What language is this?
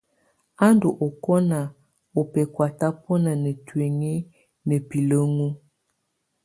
Tunen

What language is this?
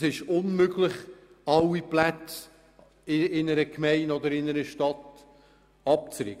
Swiss German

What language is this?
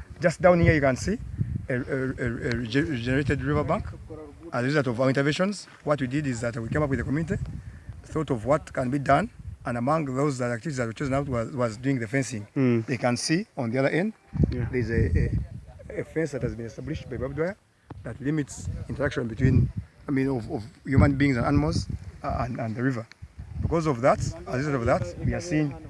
English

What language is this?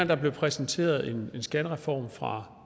Danish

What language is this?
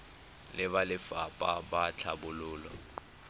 Tswana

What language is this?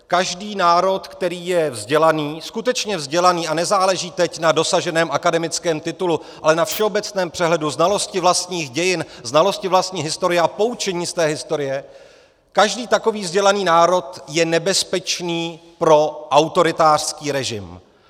Czech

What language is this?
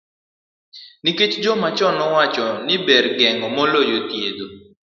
Luo (Kenya and Tanzania)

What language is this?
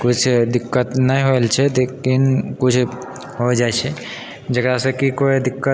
Maithili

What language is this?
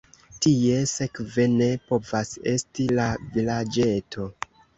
Esperanto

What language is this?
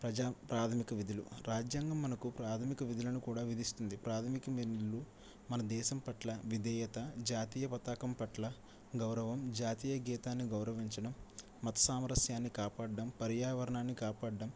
Telugu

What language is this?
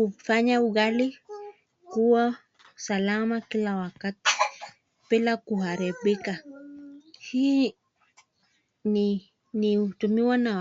Swahili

